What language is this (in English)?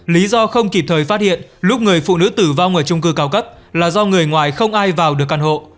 Vietnamese